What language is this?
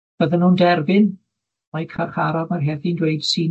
Welsh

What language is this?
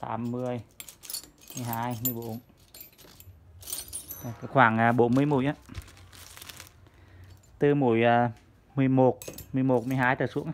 Vietnamese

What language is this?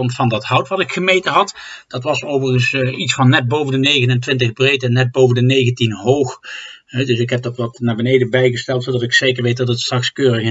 Dutch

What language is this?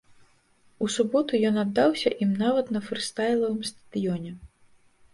Belarusian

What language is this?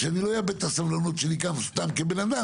Hebrew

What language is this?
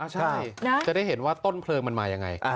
Thai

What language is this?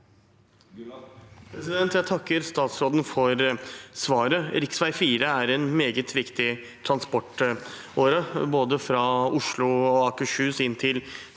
Norwegian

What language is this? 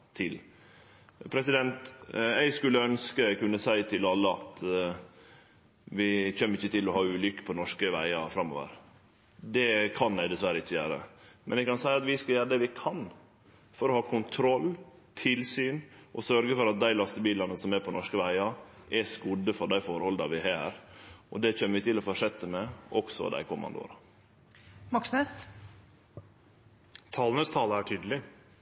Norwegian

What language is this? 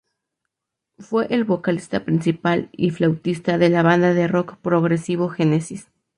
Spanish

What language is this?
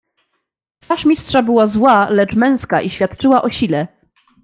Polish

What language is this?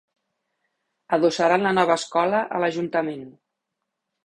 Catalan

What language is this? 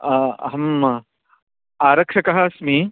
Sanskrit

